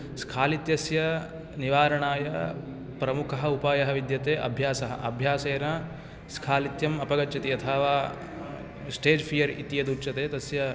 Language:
Sanskrit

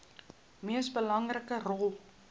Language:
Afrikaans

